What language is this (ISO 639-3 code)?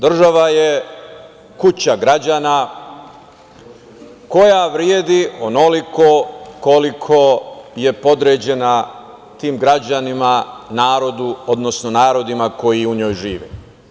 srp